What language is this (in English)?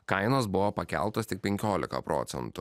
Lithuanian